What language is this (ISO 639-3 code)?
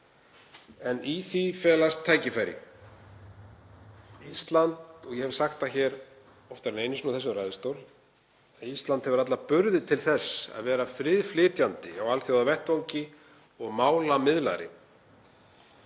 isl